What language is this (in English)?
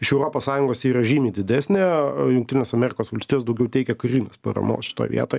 Lithuanian